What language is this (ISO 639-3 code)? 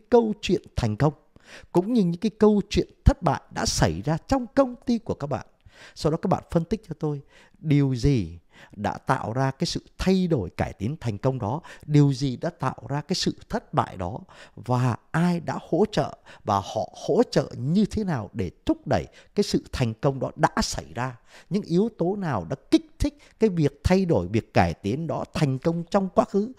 vie